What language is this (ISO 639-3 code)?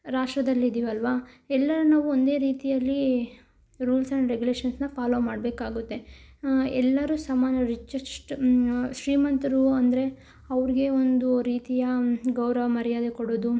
kan